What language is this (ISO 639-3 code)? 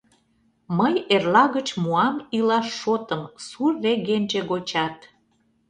chm